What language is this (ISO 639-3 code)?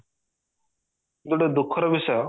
ori